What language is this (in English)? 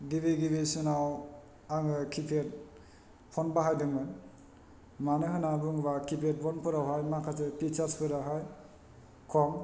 Bodo